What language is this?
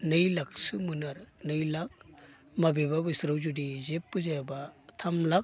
Bodo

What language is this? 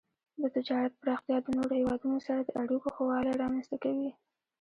Pashto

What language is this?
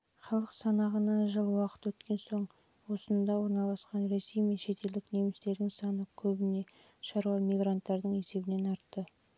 Kazakh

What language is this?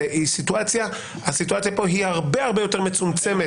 Hebrew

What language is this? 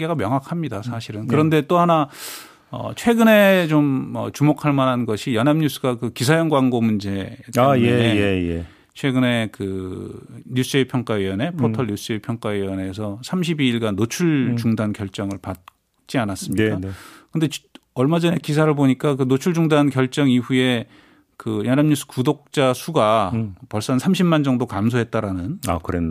Korean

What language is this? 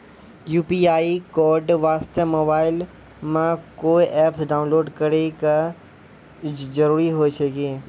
Maithili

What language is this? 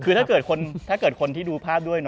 Thai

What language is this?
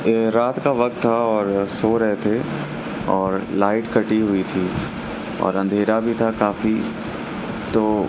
Urdu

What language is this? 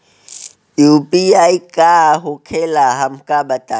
Bhojpuri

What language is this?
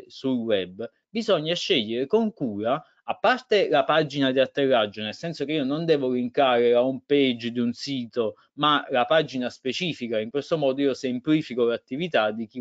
Italian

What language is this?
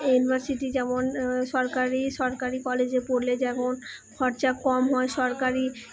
Bangla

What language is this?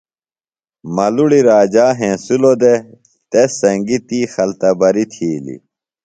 Phalura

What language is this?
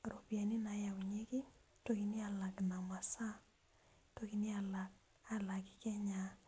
Masai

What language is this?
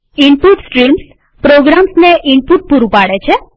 Gujarati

